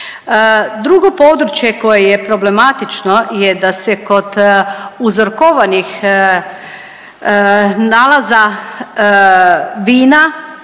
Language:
Croatian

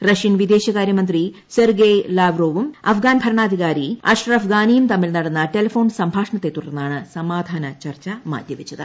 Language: Malayalam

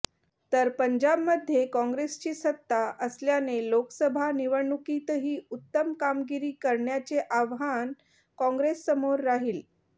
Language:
Marathi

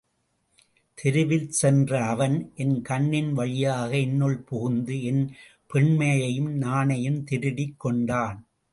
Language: Tamil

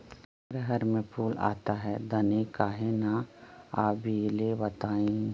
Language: Magahi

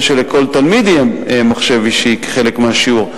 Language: Hebrew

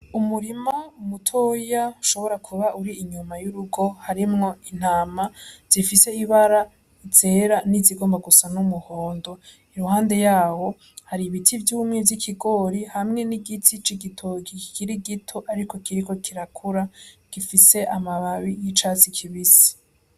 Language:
Rundi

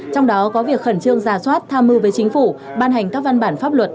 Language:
Vietnamese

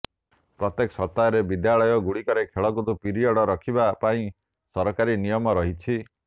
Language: Odia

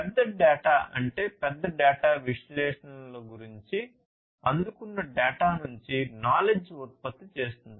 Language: Telugu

